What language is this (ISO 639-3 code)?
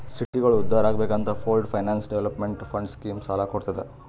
kan